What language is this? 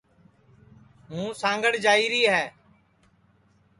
Sansi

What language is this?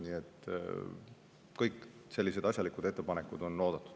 Estonian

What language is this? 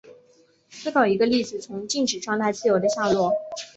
Chinese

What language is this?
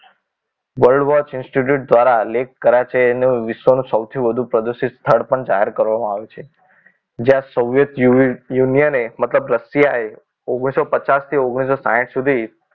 Gujarati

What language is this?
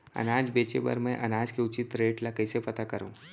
Chhattisgarhi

